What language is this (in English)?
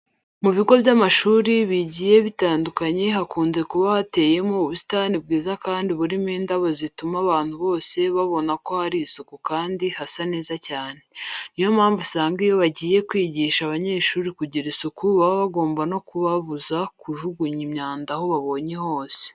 Kinyarwanda